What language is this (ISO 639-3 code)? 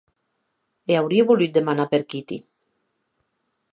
oci